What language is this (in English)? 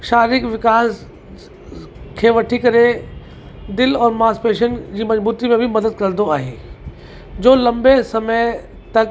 Sindhi